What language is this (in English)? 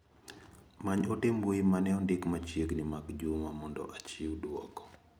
Luo (Kenya and Tanzania)